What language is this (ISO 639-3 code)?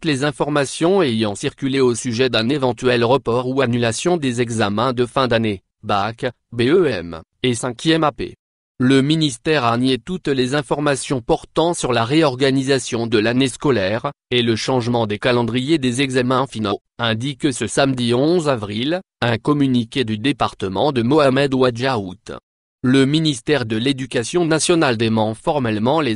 fra